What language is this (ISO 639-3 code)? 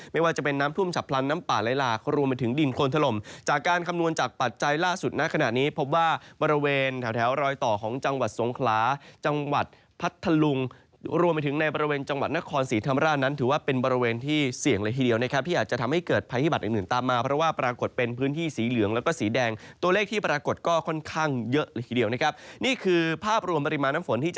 tha